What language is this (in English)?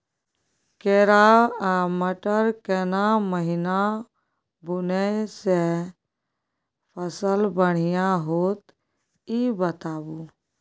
Maithili